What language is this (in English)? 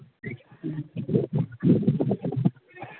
Santali